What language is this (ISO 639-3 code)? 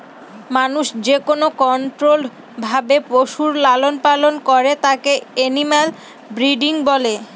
ben